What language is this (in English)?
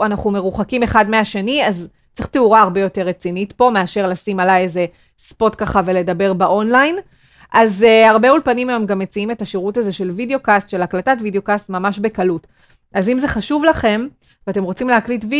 Hebrew